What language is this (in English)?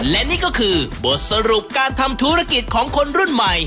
Thai